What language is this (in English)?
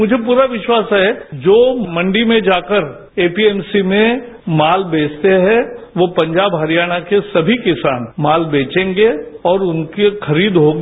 Hindi